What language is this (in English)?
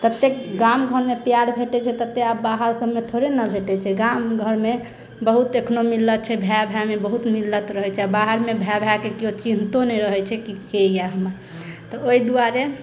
Maithili